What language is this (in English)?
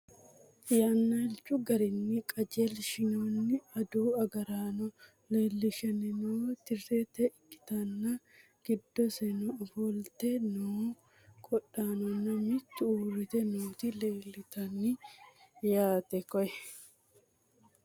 Sidamo